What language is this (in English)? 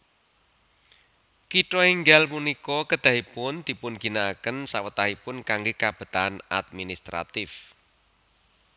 Javanese